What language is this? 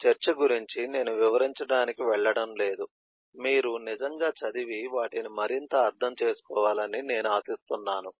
Telugu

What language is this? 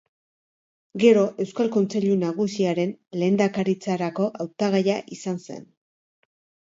Basque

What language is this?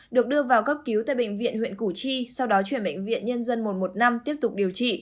Vietnamese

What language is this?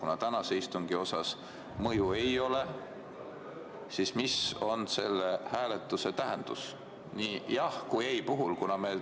Estonian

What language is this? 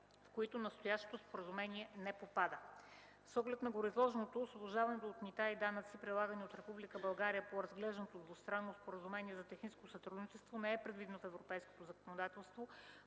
Bulgarian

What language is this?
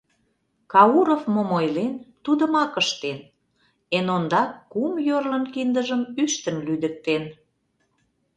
Mari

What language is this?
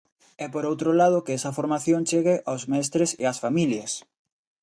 Galician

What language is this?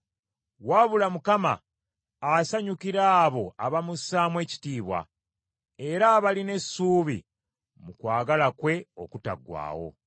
Ganda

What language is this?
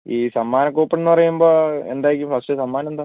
Malayalam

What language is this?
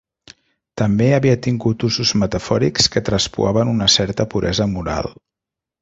Catalan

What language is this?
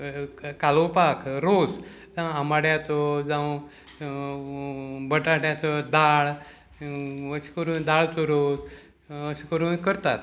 Konkani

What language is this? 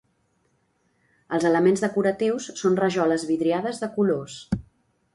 Catalan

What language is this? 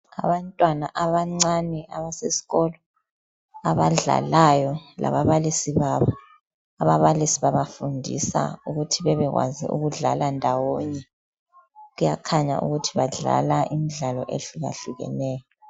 North Ndebele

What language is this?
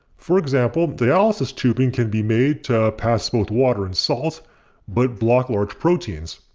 English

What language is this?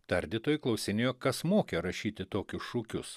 Lithuanian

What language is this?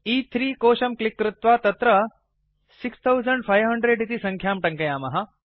Sanskrit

